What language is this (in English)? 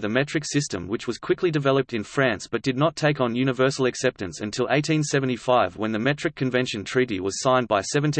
English